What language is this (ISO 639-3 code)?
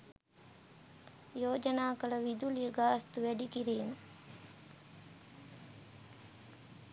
sin